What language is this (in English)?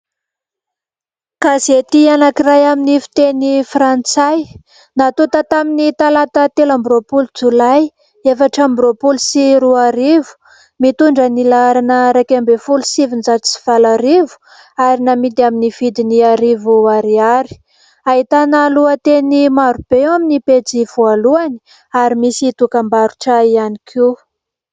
Malagasy